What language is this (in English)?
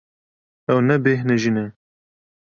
Kurdish